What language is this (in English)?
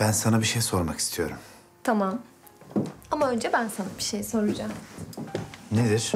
Turkish